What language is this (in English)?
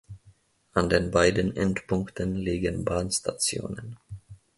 German